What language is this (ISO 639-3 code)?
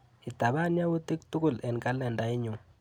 kln